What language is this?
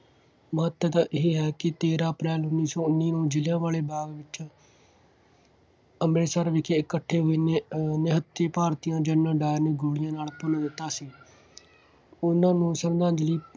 Punjabi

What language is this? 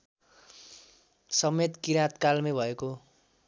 Nepali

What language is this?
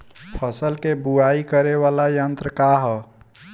Bhojpuri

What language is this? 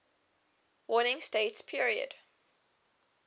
English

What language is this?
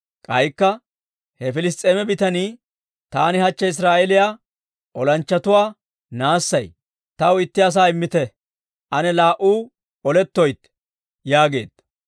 Dawro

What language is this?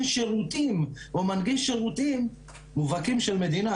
Hebrew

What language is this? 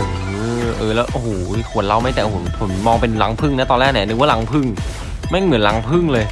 Thai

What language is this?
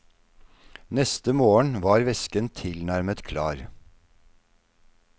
Norwegian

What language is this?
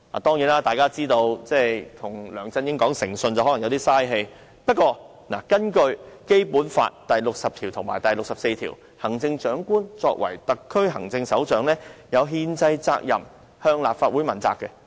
Cantonese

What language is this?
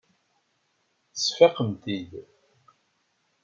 Kabyle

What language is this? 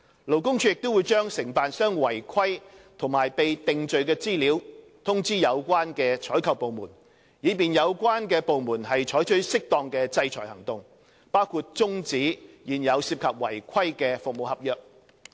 Cantonese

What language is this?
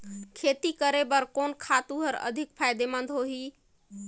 Chhattisgarhi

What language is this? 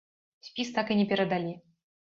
Belarusian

